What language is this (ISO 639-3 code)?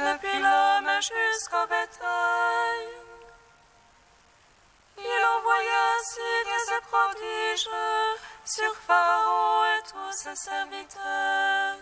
fra